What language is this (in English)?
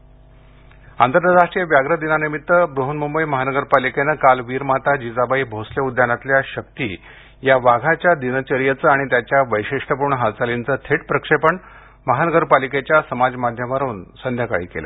Marathi